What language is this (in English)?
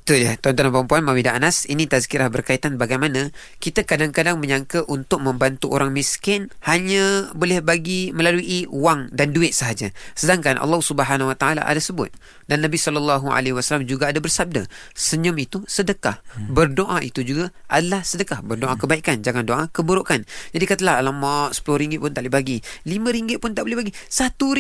Malay